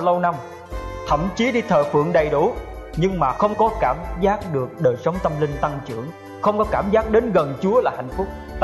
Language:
Vietnamese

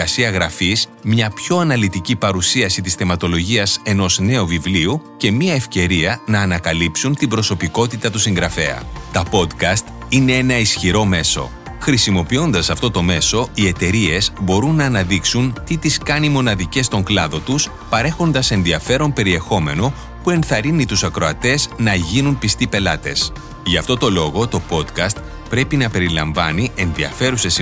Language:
Greek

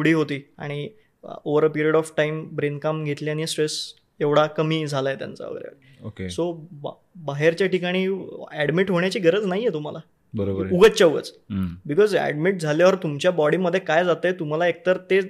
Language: Marathi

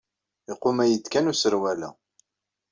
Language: Kabyle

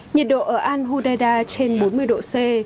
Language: Vietnamese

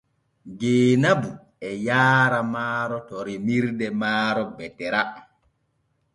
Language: Borgu Fulfulde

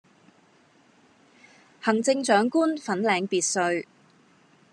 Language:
Cantonese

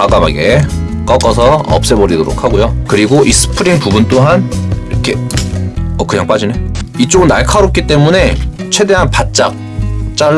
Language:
Korean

